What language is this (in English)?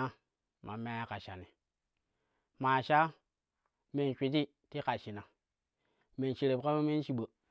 Kushi